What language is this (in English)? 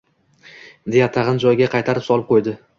Uzbek